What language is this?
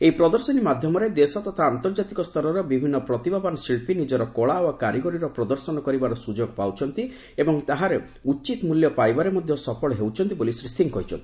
Odia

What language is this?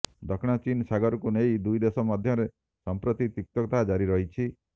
Odia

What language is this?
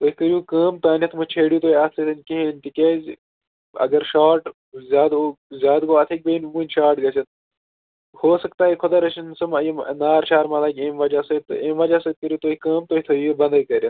Kashmiri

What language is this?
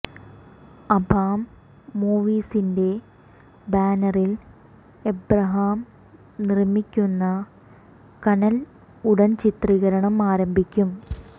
Malayalam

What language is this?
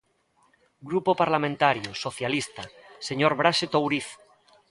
Galician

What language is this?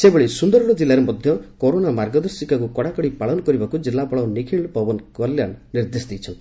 Odia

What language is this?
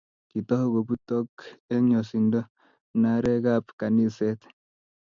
Kalenjin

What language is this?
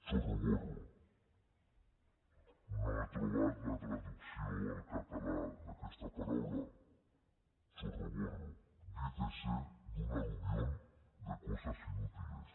Catalan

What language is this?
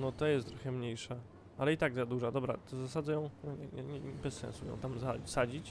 Polish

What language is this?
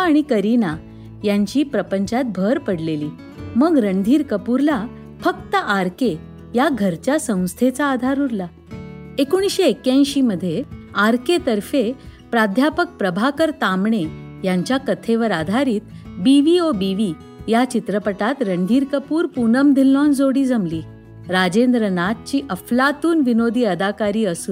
Marathi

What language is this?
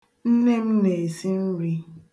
Igbo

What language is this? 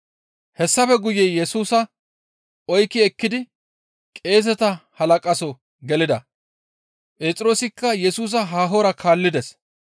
Gamo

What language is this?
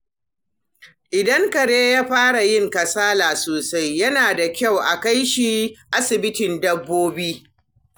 Hausa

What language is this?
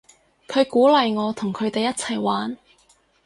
Cantonese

